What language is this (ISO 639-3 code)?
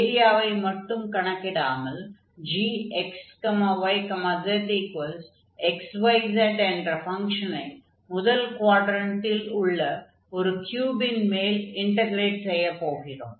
tam